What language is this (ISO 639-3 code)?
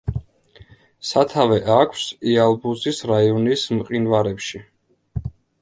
kat